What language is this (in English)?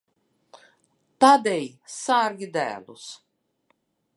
Latvian